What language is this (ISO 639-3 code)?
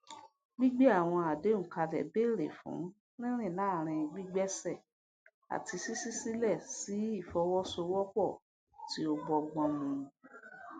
yor